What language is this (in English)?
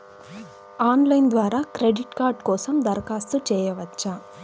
Telugu